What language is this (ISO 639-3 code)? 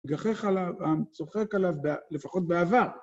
heb